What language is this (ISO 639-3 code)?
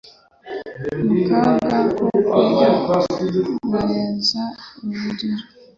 kin